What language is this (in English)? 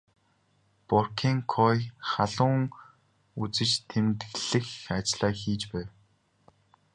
Mongolian